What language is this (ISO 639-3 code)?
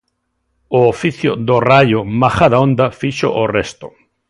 glg